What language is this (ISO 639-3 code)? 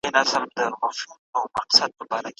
pus